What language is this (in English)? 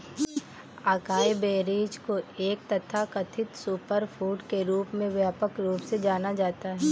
Hindi